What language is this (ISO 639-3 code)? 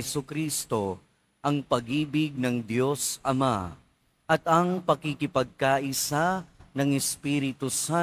fil